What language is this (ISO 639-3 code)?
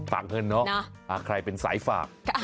tha